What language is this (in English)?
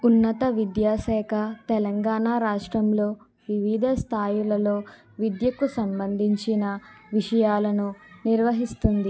Telugu